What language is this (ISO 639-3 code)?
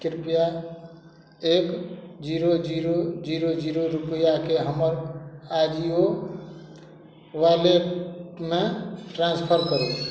mai